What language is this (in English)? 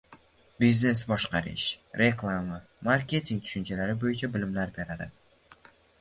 Uzbek